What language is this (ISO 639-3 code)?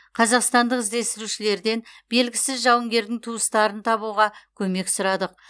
kaz